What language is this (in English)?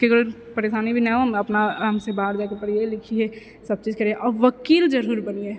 Maithili